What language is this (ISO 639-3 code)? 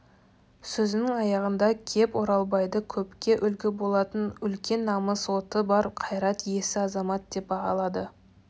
kaz